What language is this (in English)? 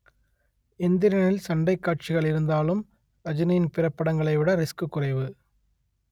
Tamil